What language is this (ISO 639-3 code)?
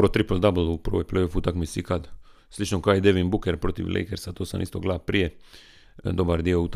hrv